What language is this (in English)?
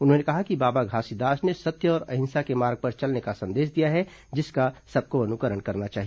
Hindi